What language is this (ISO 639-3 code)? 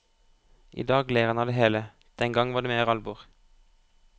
nor